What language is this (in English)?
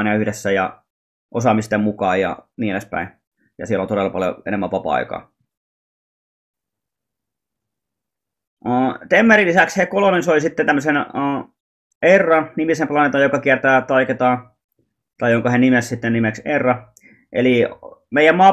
Finnish